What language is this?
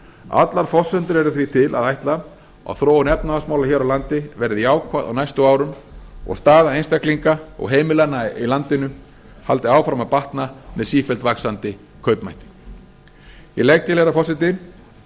Icelandic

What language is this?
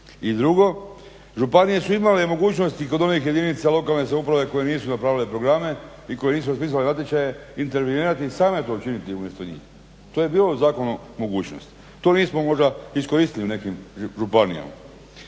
Croatian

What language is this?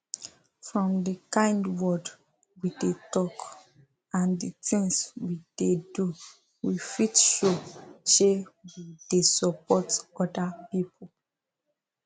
Nigerian Pidgin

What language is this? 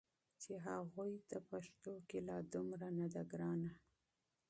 Pashto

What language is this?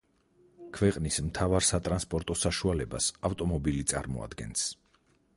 Georgian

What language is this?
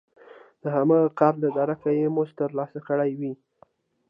Pashto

